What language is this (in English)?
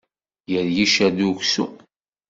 Kabyle